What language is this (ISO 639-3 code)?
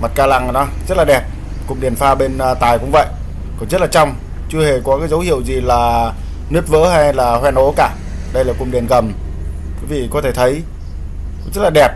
vie